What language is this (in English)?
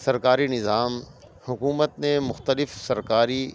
Urdu